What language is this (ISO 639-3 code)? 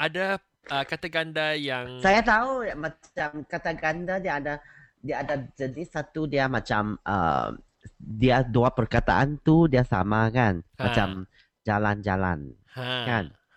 msa